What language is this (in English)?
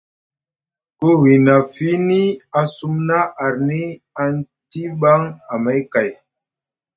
Musgu